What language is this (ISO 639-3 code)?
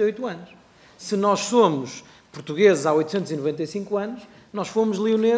por